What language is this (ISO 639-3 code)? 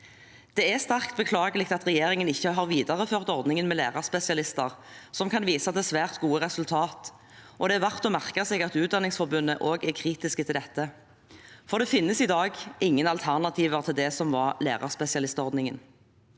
nor